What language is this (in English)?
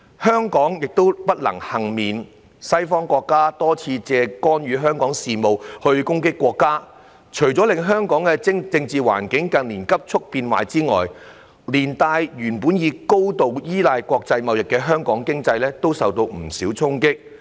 Cantonese